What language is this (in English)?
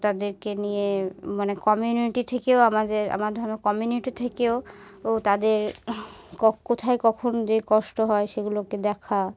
Bangla